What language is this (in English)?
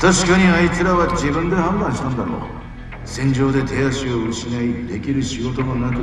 Japanese